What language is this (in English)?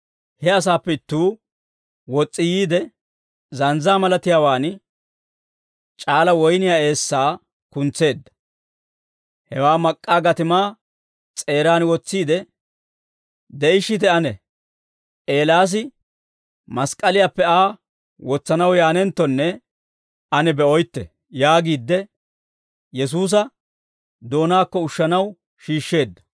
Dawro